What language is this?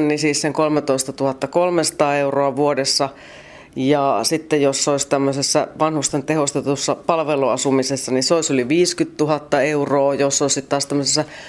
Finnish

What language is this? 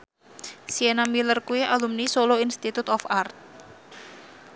Javanese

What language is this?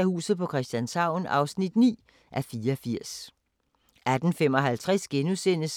Danish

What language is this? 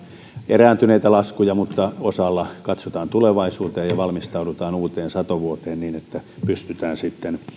Finnish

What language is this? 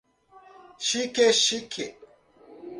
Portuguese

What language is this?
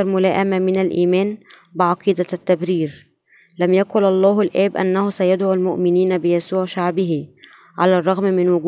Arabic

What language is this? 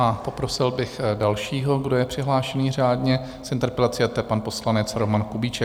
Czech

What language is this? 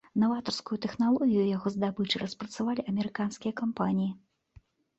Belarusian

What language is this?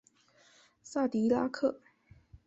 Chinese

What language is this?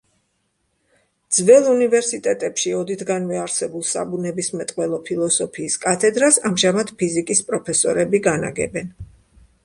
Georgian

